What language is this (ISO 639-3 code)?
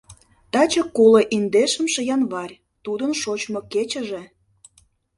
chm